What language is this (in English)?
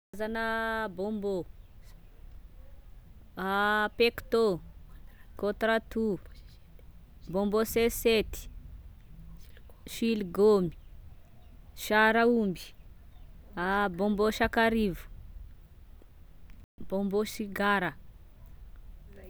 Tesaka Malagasy